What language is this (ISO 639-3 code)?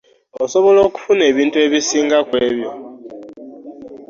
lug